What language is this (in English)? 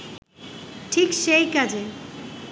Bangla